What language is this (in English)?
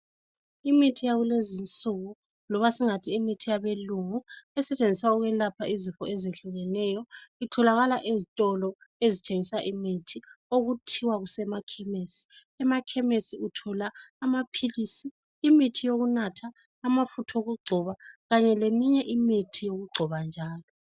North Ndebele